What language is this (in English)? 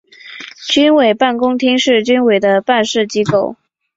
Chinese